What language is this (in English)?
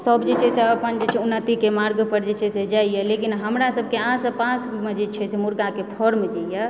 Maithili